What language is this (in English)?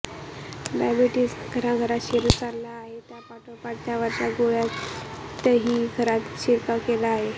Marathi